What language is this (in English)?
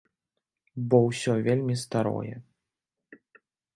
Belarusian